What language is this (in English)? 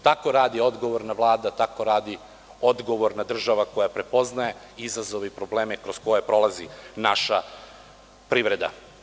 Serbian